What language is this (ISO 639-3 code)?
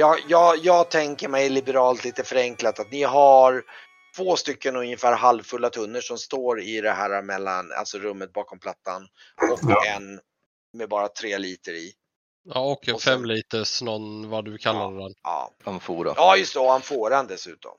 swe